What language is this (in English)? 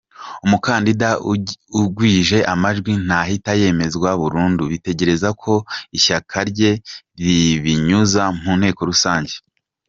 Kinyarwanda